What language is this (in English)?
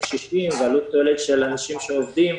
Hebrew